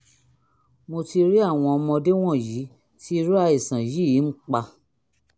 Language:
Yoruba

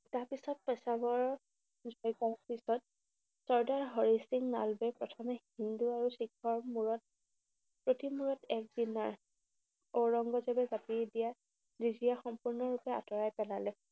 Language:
Assamese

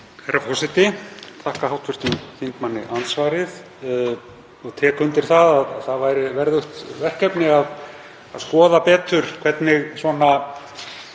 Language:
Icelandic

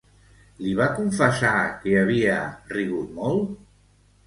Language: Catalan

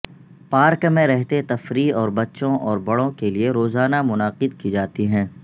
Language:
Urdu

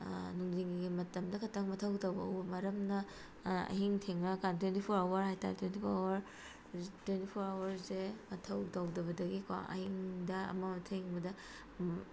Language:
Manipuri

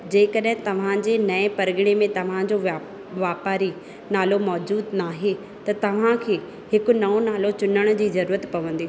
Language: Sindhi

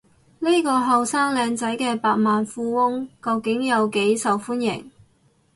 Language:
Cantonese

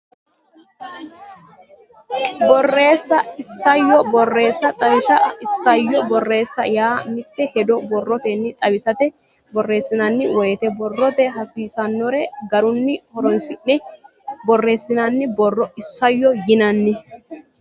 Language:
Sidamo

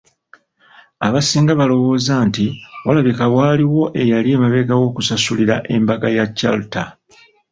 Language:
Ganda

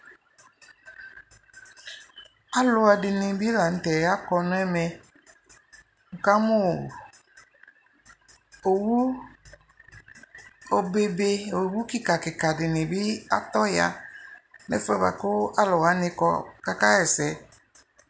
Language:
Ikposo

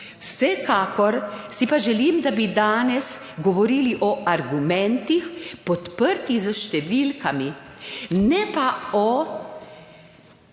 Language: Slovenian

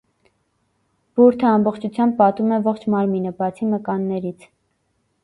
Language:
Armenian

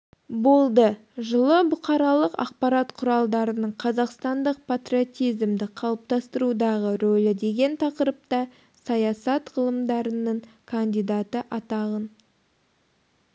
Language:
Kazakh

